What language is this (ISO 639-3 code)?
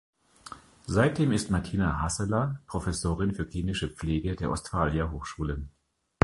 deu